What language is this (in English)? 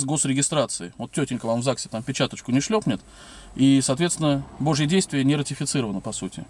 Russian